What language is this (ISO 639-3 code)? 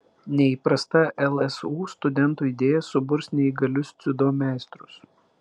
lit